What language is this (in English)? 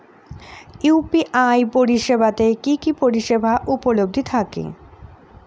Bangla